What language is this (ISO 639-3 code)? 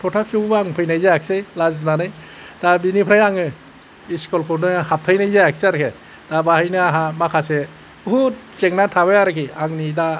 brx